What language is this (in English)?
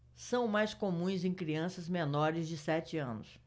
Portuguese